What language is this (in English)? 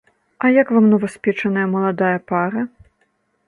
Belarusian